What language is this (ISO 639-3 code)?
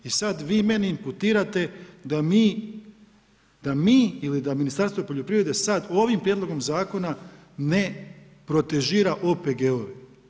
hrv